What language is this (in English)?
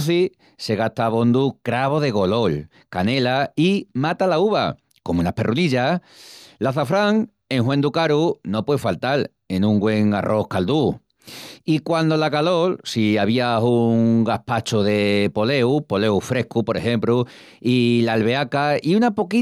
Extremaduran